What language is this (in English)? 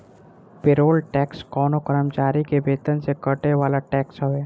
Bhojpuri